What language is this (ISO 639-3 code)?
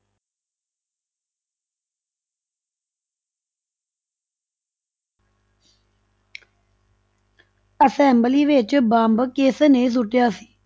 pan